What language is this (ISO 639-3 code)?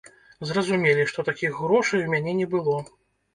bel